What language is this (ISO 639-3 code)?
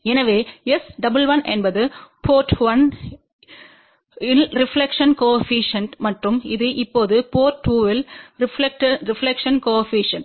tam